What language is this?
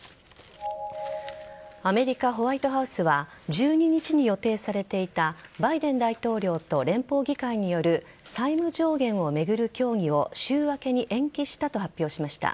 Japanese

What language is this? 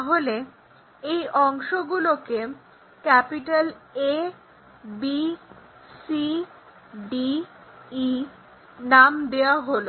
Bangla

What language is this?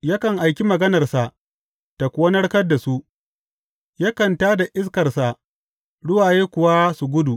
Hausa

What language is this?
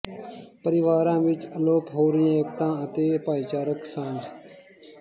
Punjabi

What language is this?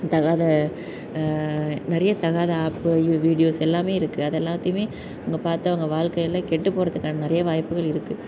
Tamil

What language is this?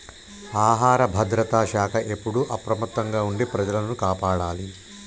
Telugu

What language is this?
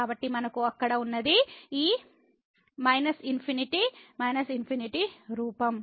Telugu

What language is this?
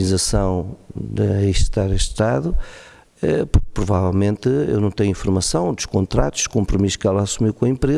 Portuguese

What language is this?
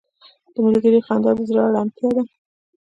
Pashto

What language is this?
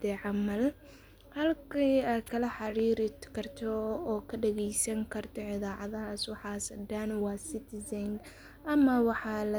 Somali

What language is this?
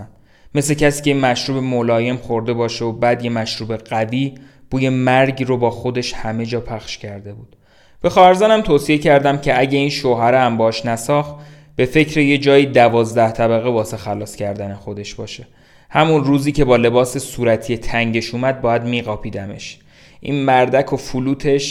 Persian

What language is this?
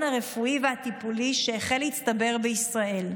Hebrew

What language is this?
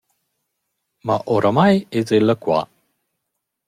Romansh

